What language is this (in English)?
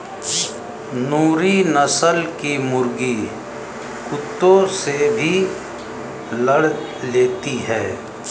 Hindi